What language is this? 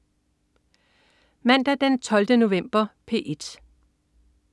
Danish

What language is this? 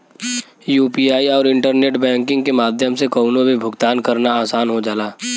Bhojpuri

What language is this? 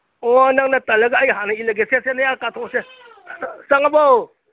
Manipuri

